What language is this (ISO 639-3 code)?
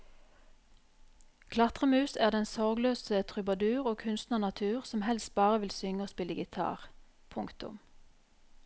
nor